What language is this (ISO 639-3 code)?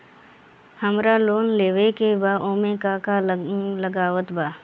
bho